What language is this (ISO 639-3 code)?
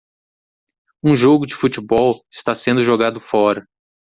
por